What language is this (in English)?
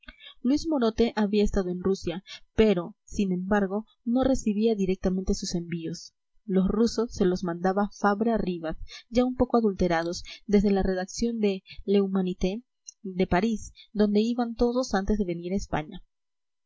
Spanish